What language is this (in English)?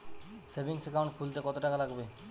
Bangla